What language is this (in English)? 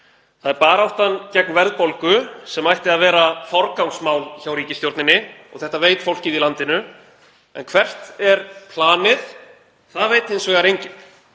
Icelandic